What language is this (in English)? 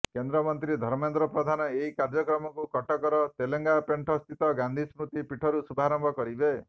Odia